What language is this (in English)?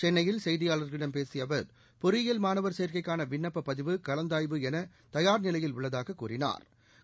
Tamil